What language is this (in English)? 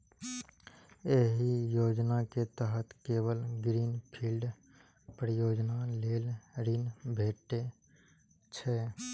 Maithili